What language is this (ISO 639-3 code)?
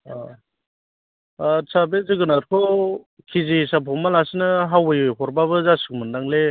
brx